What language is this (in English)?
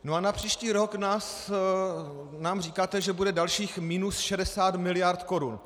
Czech